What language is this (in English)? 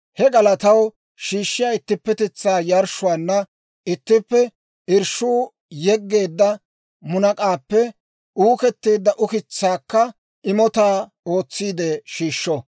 Dawro